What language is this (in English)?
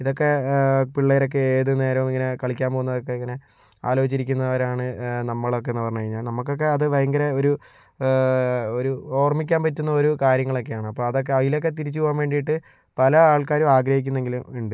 Malayalam